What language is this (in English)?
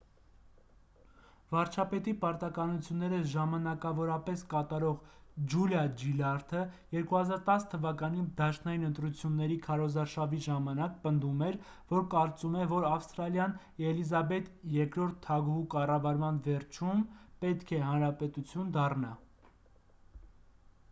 Armenian